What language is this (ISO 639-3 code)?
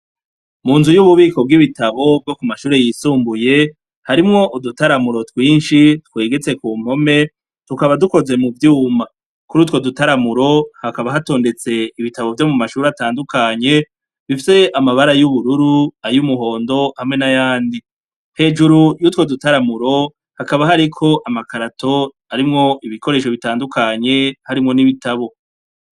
run